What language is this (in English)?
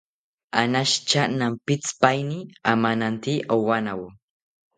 South Ucayali Ashéninka